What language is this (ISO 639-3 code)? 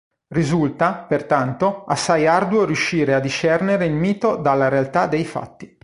ita